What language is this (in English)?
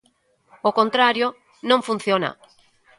Galician